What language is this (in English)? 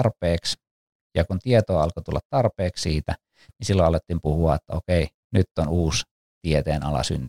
Finnish